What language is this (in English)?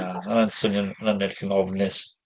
Welsh